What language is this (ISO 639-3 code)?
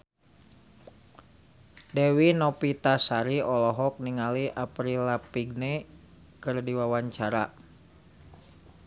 sun